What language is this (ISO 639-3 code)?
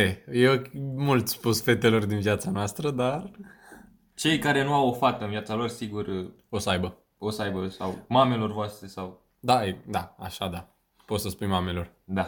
ron